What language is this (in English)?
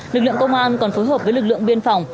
Vietnamese